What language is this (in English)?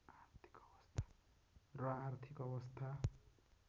Nepali